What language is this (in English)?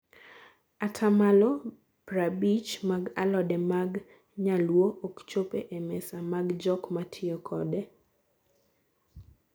Luo (Kenya and Tanzania)